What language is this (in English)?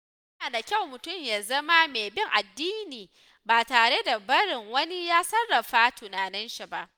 Hausa